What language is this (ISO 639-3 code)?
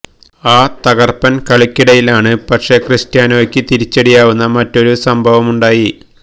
mal